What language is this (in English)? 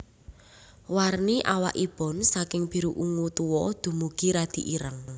Javanese